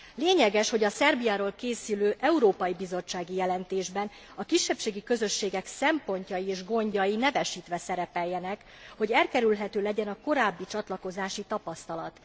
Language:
Hungarian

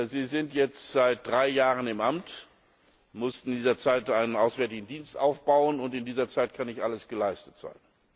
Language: German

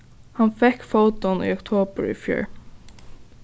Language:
Faroese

